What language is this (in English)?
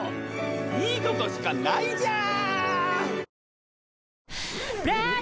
Japanese